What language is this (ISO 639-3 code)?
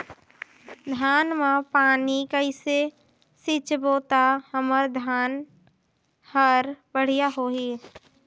hne